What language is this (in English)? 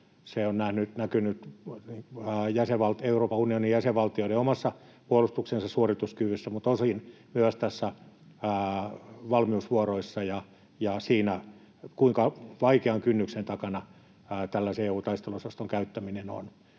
Finnish